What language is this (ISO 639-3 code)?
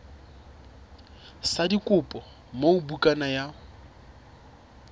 sot